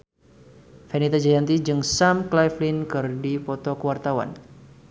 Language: Sundanese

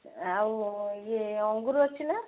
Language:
Odia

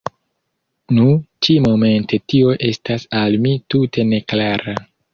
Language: Esperanto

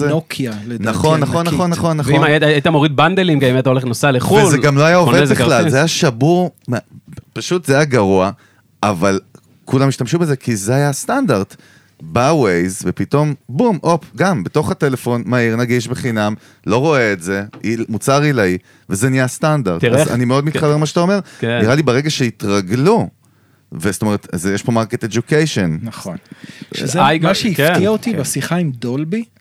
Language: Hebrew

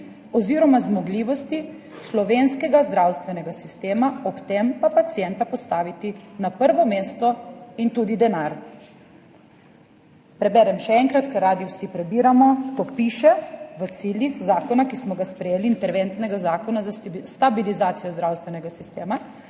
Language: Slovenian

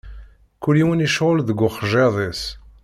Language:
Kabyle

